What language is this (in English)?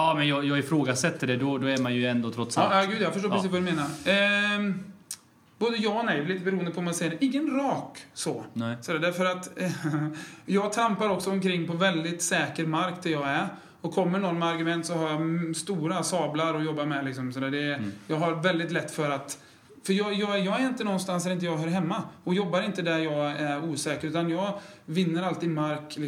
Swedish